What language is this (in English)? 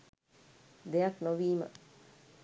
Sinhala